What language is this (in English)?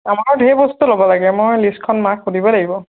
Assamese